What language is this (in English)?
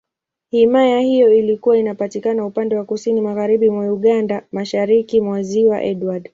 Swahili